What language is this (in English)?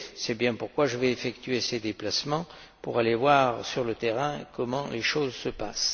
French